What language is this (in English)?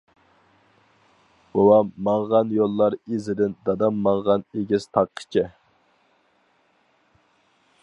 Uyghur